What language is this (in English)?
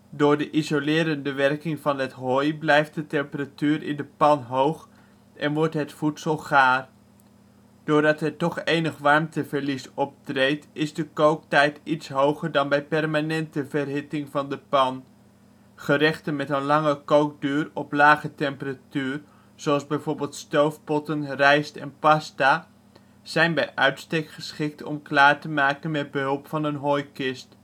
Dutch